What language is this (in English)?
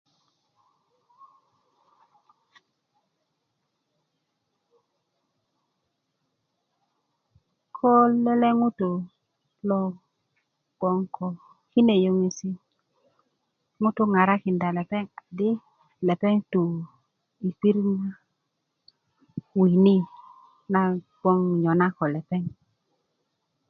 Kuku